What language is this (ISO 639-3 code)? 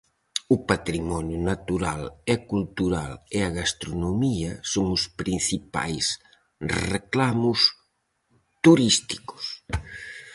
glg